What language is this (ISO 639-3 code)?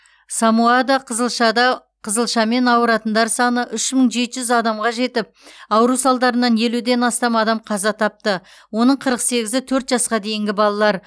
kaz